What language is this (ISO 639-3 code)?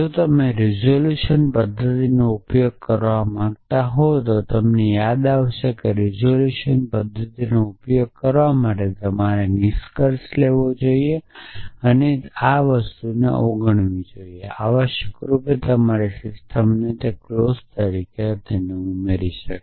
guj